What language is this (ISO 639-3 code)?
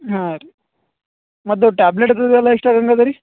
kan